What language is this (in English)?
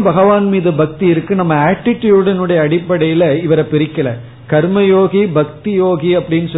Tamil